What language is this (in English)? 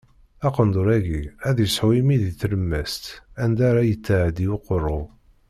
Kabyle